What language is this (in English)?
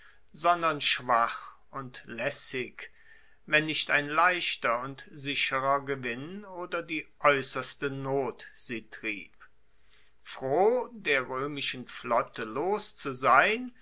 German